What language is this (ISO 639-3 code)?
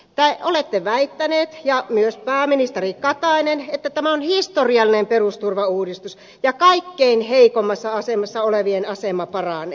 fin